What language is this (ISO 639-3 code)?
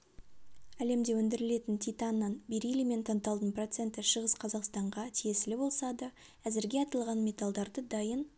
kaz